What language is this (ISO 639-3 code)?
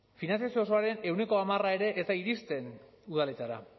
eus